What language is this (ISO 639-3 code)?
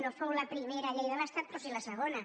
cat